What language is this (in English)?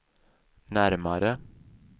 Swedish